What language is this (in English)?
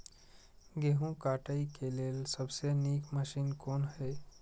Maithili